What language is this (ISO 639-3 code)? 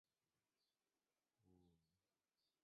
zho